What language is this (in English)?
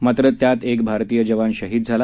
Marathi